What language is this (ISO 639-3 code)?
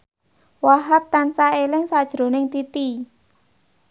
jav